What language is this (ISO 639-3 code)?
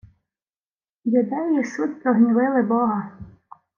ukr